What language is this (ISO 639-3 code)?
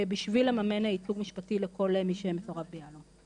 heb